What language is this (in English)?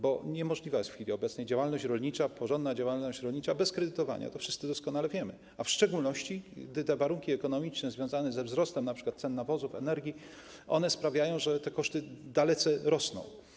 Polish